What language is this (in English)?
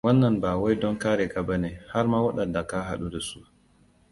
Hausa